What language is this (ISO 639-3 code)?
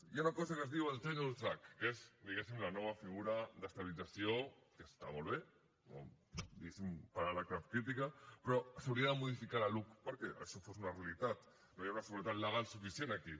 cat